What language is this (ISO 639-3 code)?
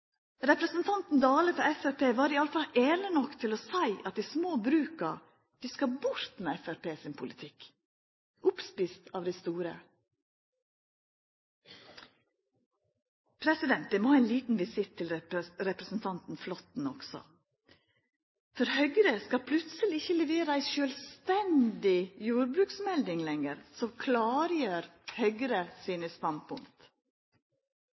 nno